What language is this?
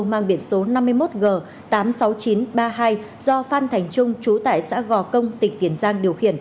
Vietnamese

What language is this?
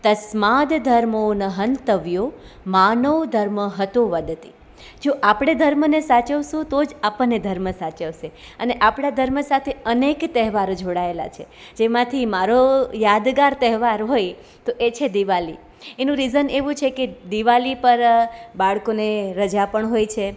Gujarati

